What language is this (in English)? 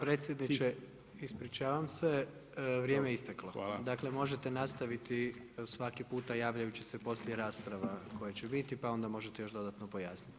Croatian